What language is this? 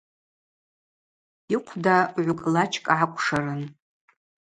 Abaza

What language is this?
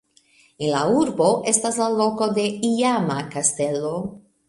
Esperanto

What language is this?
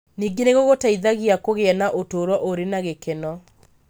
Kikuyu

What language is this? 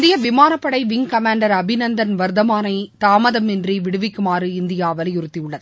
Tamil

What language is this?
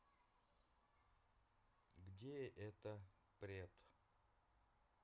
Russian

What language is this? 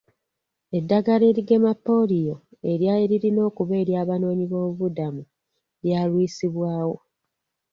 Ganda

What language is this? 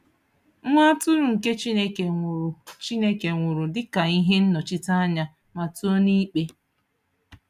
Igbo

